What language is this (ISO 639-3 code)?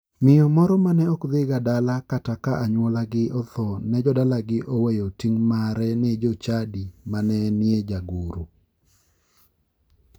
luo